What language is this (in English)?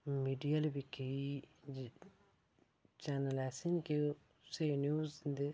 Dogri